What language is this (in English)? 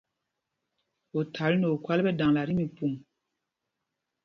Mpumpong